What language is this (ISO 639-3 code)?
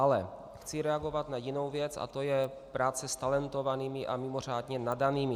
ces